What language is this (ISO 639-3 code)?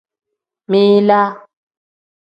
kdh